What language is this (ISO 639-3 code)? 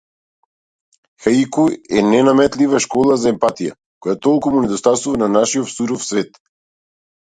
mkd